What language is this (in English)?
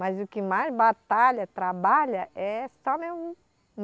Portuguese